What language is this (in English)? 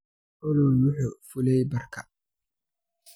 Somali